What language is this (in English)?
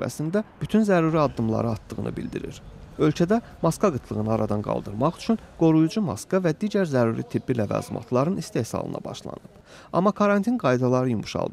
Turkish